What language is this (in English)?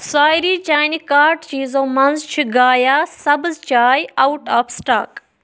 Kashmiri